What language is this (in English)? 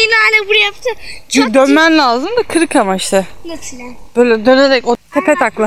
Turkish